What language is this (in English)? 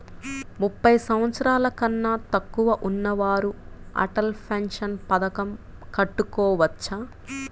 Telugu